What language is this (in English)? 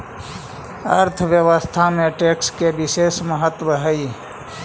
Magahi